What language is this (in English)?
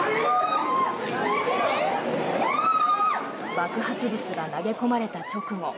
Japanese